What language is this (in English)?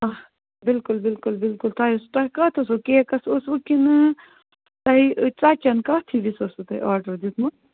Kashmiri